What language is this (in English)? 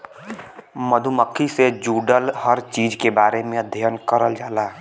Bhojpuri